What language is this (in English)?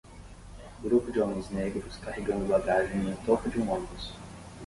Portuguese